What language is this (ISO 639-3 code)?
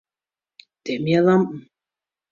fry